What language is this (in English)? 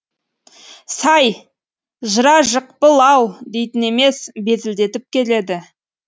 Kazakh